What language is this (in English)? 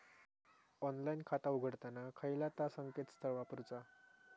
Marathi